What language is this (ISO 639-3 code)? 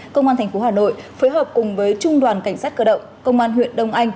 vie